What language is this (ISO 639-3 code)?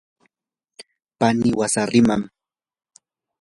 qur